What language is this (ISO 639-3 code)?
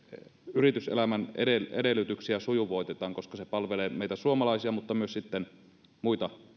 fin